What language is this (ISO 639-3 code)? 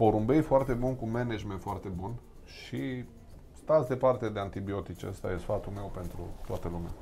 ron